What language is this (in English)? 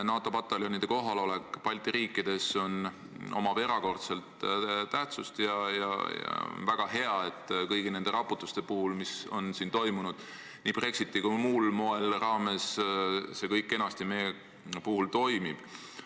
Estonian